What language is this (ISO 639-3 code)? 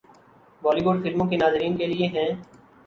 urd